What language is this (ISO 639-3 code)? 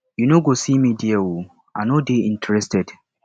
pcm